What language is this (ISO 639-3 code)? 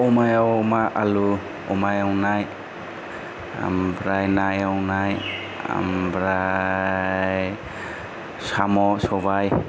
brx